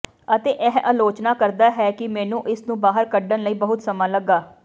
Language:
Punjabi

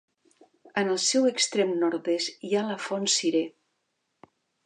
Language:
Catalan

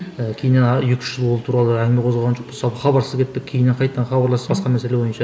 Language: Kazakh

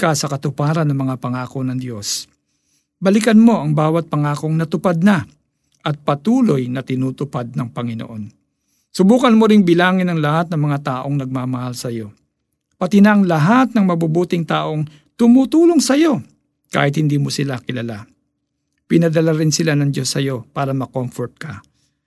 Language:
Filipino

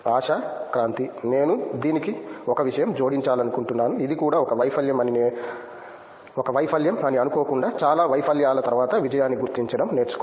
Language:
Telugu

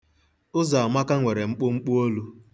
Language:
Igbo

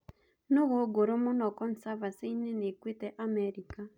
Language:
Kikuyu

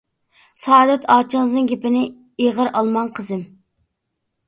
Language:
Uyghur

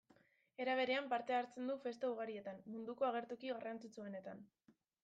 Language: Basque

